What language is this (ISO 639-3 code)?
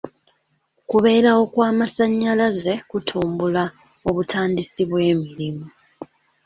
lug